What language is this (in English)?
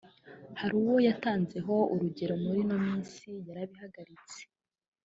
Kinyarwanda